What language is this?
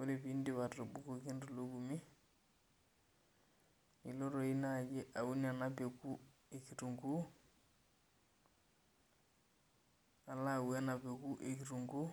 Masai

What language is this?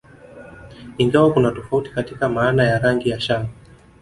Swahili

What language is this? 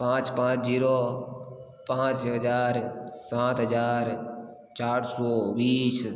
Hindi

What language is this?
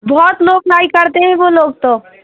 Hindi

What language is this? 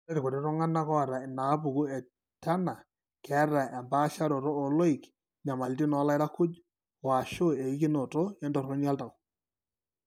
Masai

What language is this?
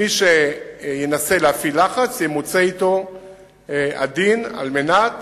Hebrew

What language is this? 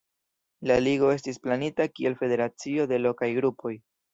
Esperanto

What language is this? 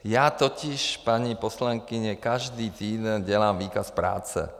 Czech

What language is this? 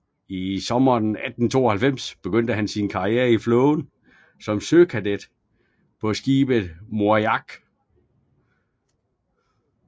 Danish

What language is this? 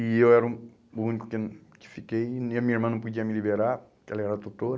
Portuguese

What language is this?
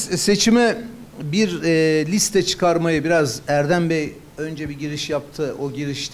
Turkish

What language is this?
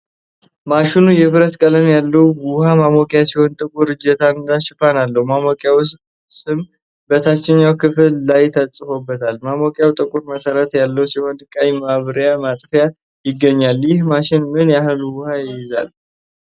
Amharic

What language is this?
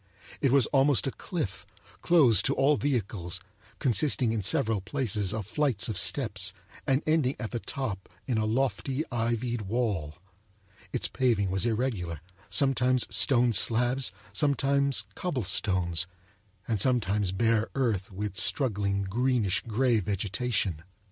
English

